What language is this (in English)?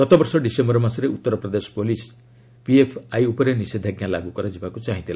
Odia